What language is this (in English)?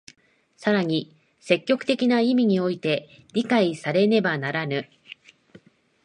Japanese